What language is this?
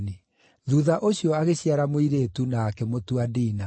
Kikuyu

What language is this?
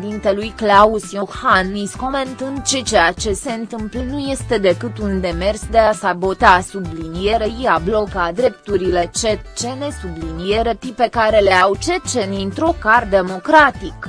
Romanian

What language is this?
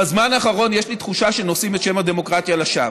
Hebrew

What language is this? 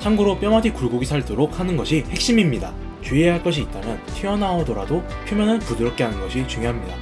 Korean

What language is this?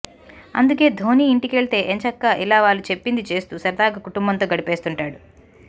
Telugu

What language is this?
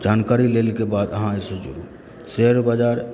Maithili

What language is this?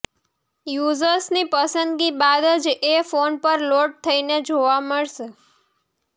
Gujarati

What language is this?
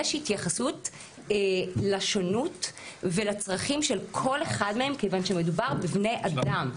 Hebrew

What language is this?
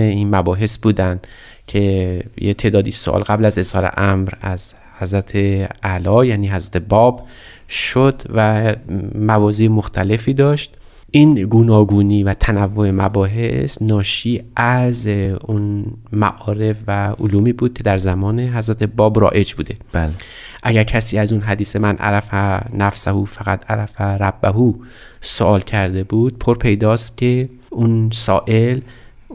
Persian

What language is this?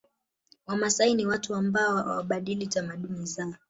Swahili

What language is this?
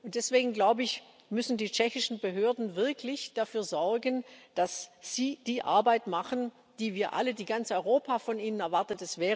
German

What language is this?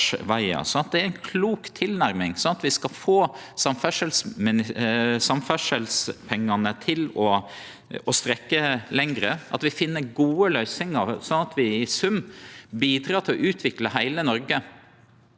Norwegian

